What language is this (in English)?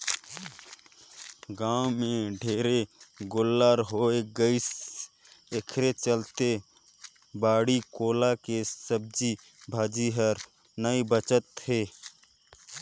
Chhattisgarhi